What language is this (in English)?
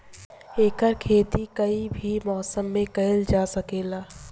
Bhojpuri